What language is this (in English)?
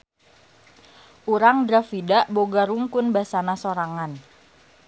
Sundanese